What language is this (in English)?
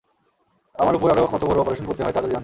Bangla